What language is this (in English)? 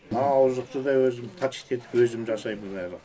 Kazakh